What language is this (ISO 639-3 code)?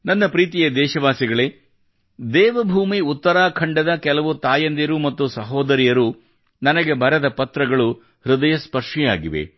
kan